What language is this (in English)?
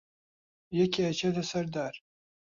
Central Kurdish